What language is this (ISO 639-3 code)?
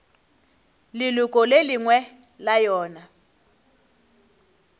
nso